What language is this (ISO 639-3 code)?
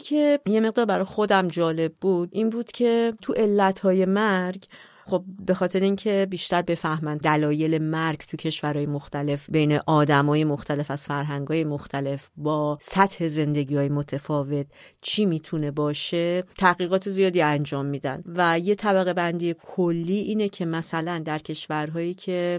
fas